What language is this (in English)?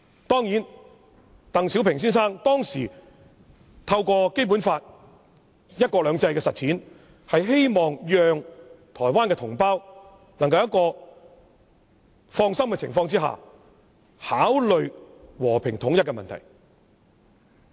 Cantonese